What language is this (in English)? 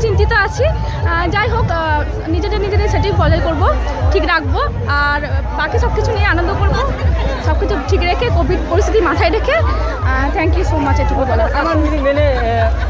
Romanian